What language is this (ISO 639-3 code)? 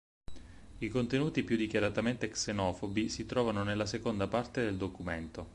ita